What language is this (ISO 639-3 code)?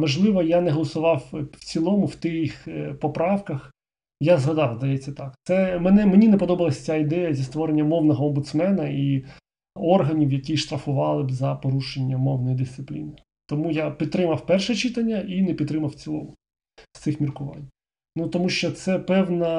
ukr